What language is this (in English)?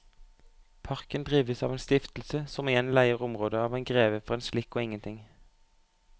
Norwegian